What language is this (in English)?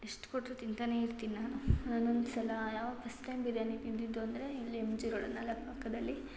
Kannada